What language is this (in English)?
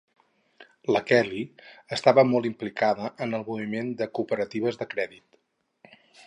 Catalan